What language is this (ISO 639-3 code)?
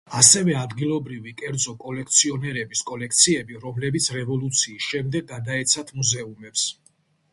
kat